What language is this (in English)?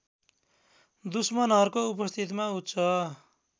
Nepali